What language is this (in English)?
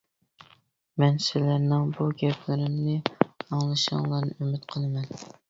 Uyghur